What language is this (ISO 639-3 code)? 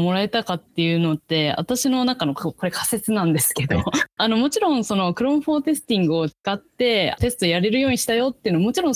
jpn